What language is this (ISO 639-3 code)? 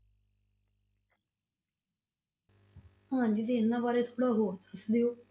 pan